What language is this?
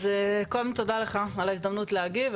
Hebrew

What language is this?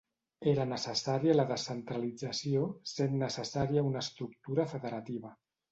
Catalan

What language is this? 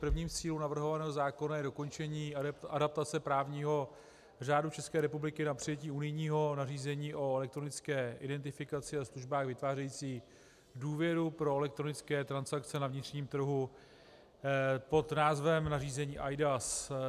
Czech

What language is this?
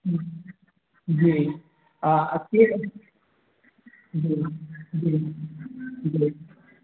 Maithili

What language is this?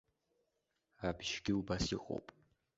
Abkhazian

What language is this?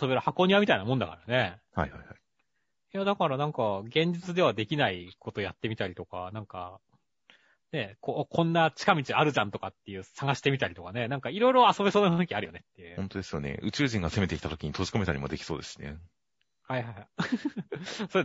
Japanese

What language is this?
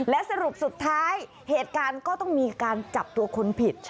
Thai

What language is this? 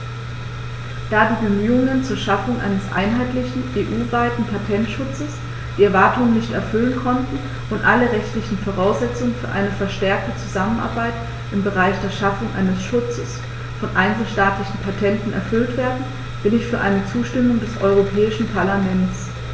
German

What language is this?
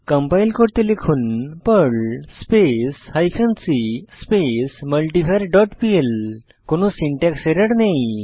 Bangla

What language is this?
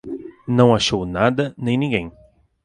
Portuguese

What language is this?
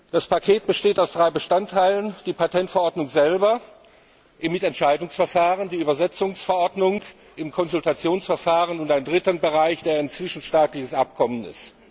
German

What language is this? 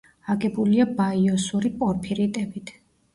Georgian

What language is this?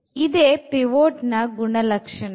Kannada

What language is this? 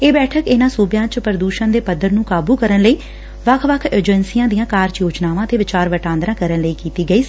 Punjabi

